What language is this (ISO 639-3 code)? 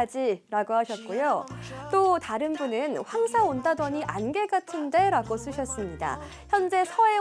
kor